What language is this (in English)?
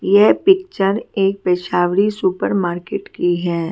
Hindi